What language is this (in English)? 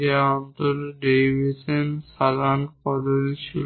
Bangla